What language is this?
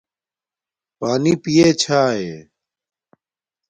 Domaaki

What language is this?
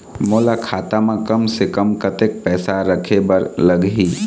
Chhattisgarhi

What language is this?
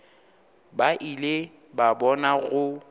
Northern Sotho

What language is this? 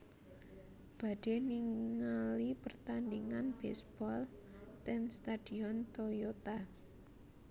Javanese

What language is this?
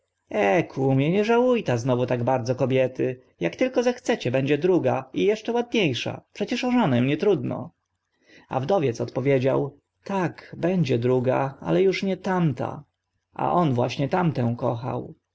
Polish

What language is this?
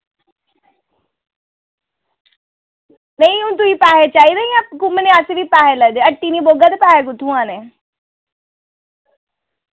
Dogri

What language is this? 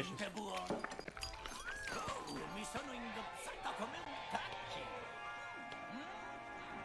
Italian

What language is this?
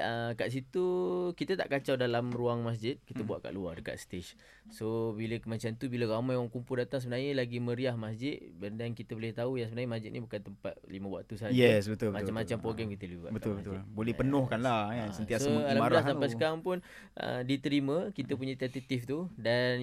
Malay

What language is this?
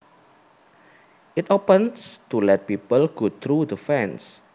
Javanese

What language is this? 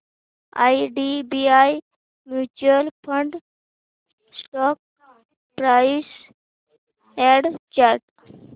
Marathi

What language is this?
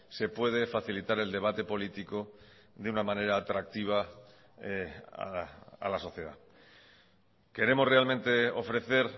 Spanish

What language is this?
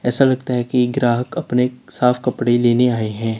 Hindi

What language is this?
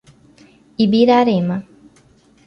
Portuguese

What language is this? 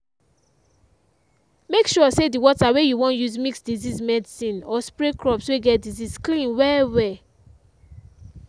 Nigerian Pidgin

